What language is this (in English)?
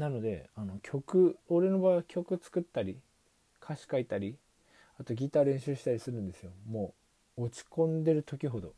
Japanese